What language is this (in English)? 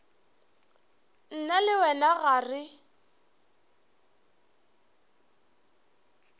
Northern Sotho